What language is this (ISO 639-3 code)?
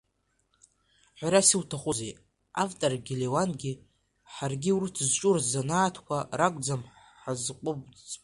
abk